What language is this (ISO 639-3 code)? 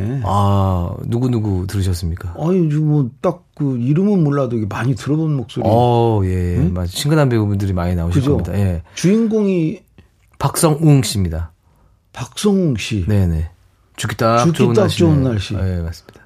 kor